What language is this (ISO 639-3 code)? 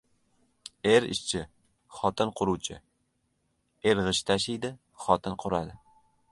uzb